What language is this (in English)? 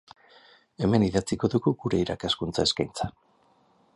Basque